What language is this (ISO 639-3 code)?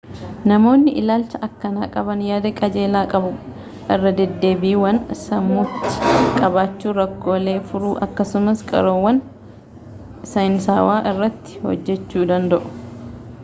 orm